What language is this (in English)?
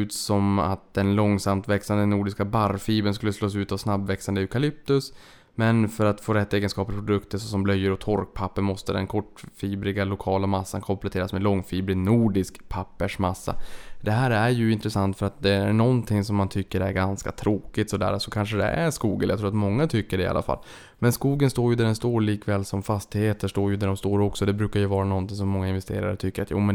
Swedish